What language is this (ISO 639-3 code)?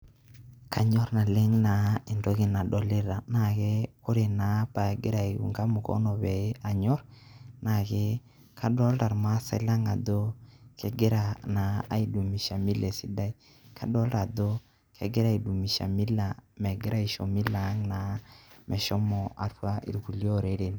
mas